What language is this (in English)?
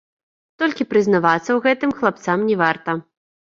Belarusian